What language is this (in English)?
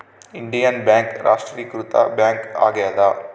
Kannada